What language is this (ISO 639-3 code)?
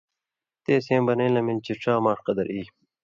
mvy